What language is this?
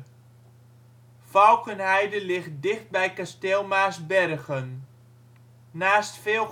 Dutch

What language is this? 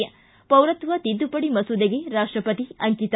Kannada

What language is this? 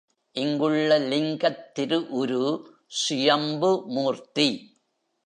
Tamil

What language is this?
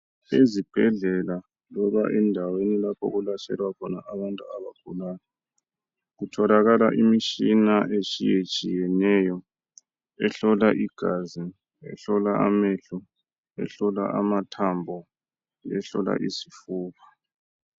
North Ndebele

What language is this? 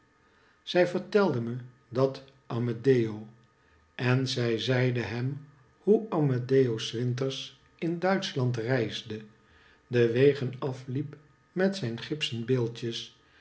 Dutch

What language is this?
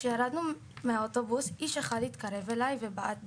Hebrew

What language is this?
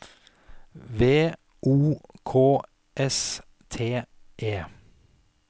Norwegian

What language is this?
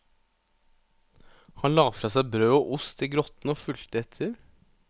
Norwegian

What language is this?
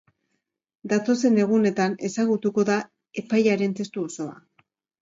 Basque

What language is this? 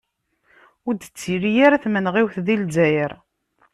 Kabyle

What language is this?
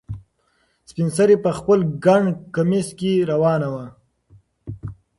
Pashto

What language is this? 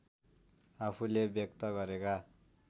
Nepali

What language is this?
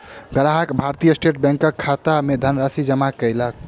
Maithili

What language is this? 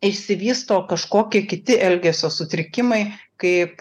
Lithuanian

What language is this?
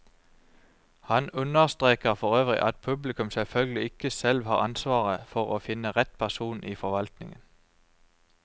Norwegian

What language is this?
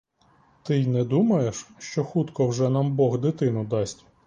Ukrainian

